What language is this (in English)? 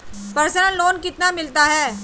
Hindi